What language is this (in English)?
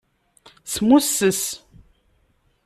Kabyle